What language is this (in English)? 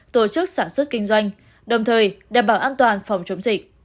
Vietnamese